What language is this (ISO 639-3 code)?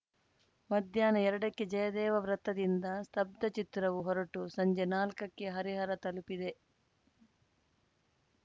kan